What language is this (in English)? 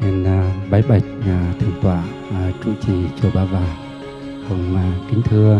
Vietnamese